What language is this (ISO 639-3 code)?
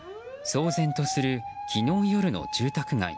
jpn